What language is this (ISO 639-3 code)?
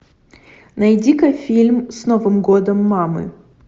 rus